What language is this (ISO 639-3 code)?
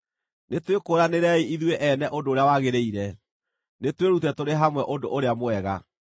kik